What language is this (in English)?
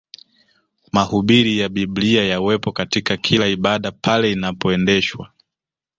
Swahili